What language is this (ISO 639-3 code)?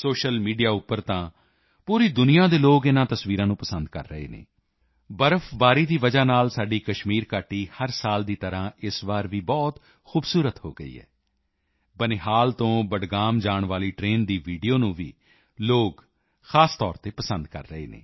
pan